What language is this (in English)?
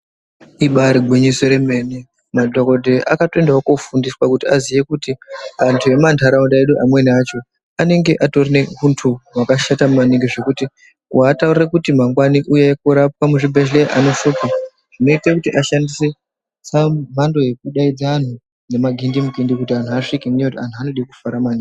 Ndau